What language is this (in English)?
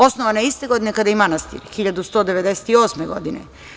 Serbian